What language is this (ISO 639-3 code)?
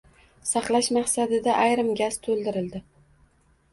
uzb